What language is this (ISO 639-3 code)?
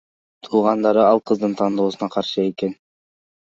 kir